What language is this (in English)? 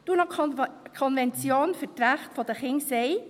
Swiss German